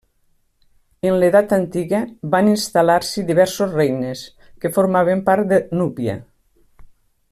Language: Catalan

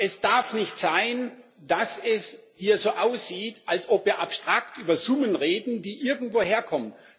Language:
German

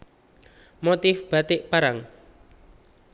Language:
Javanese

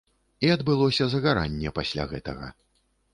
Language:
Belarusian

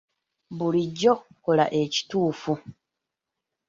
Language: Ganda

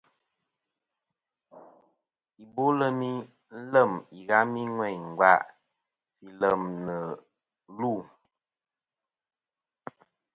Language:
Kom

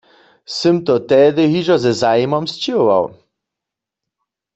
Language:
Upper Sorbian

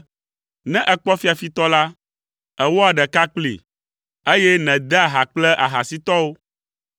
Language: Ewe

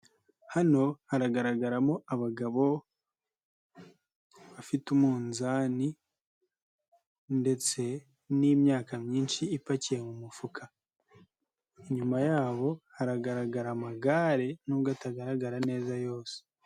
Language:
Kinyarwanda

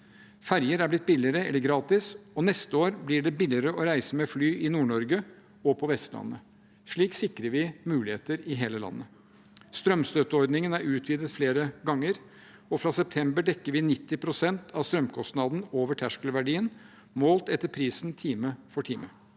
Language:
Norwegian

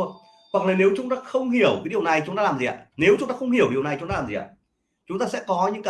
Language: Vietnamese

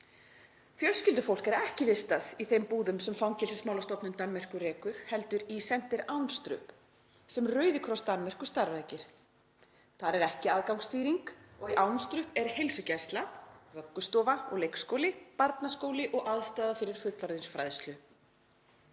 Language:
Icelandic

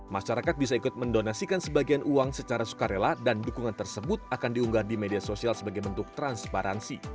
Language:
Indonesian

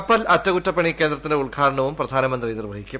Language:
Malayalam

